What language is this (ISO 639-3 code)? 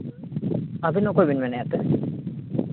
sat